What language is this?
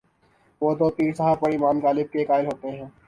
Urdu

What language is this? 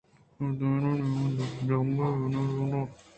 Eastern Balochi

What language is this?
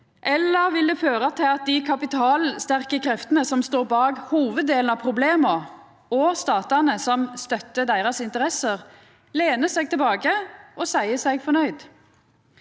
Norwegian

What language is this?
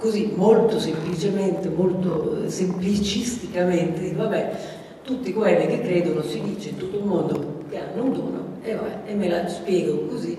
Italian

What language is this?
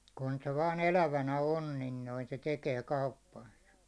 Finnish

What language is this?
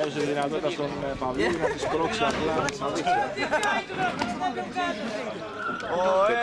Greek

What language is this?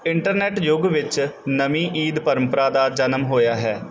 Punjabi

